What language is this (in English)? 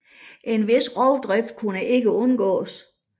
Danish